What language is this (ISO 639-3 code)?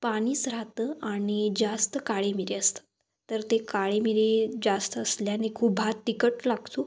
mar